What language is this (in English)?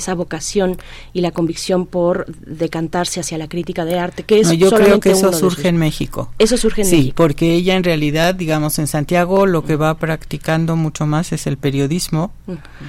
Spanish